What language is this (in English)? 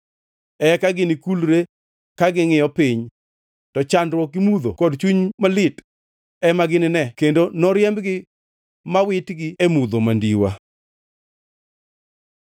Luo (Kenya and Tanzania)